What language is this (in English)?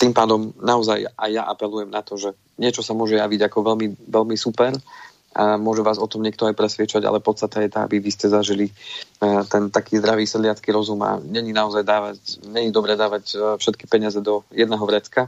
Slovak